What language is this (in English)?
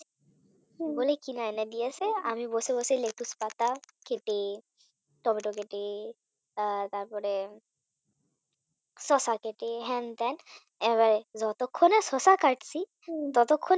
Bangla